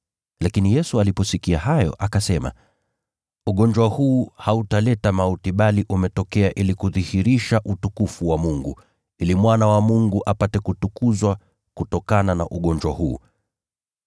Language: Swahili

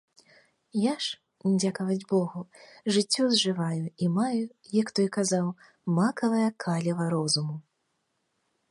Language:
Belarusian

